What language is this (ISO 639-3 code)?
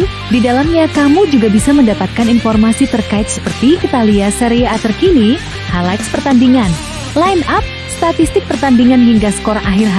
ind